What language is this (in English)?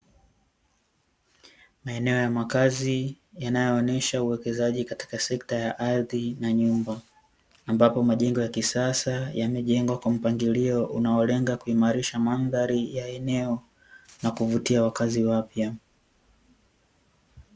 Swahili